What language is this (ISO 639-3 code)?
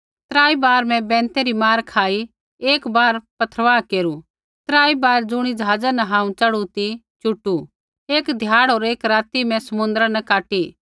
kfx